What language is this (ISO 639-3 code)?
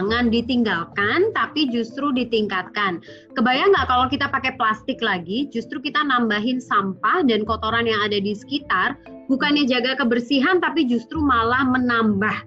ind